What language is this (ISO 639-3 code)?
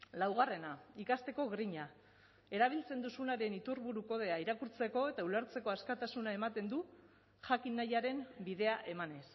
eus